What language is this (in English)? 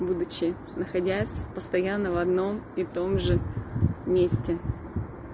Russian